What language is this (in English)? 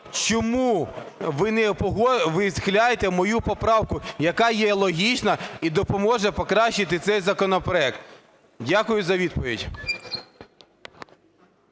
Ukrainian